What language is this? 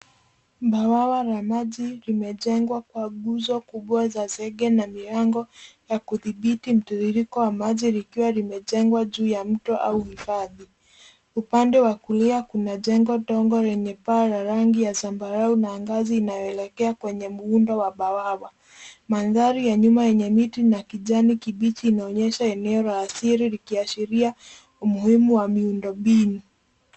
Swahili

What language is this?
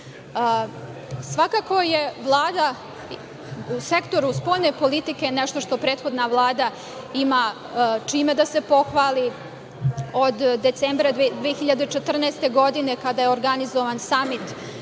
Serbian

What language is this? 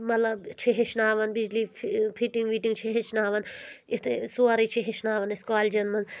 Kashmiri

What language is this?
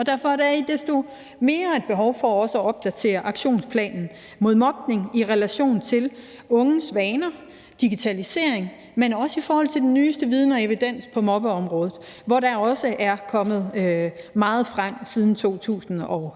Danish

